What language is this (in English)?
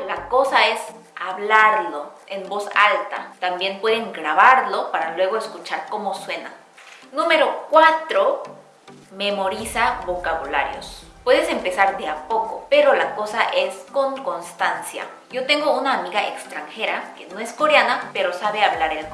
Spanish